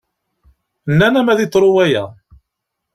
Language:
Kabyle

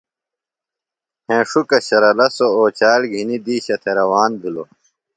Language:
Phalura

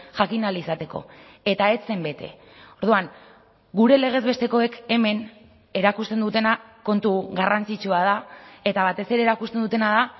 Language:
Basque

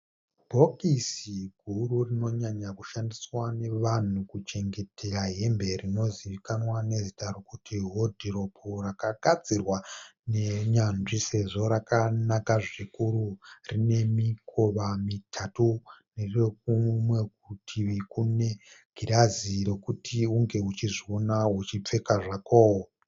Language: Shona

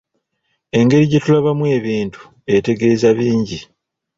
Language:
Ganda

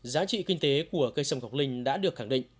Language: Vietnamese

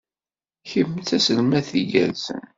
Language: Kabyle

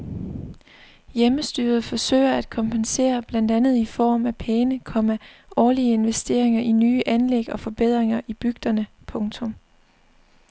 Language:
Danish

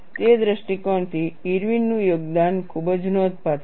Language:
Gujarati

